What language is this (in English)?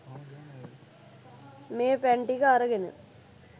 Sinhala